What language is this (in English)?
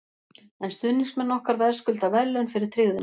Icelandic